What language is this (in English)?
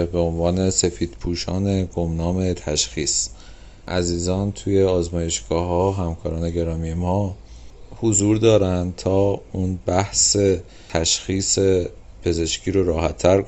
Persian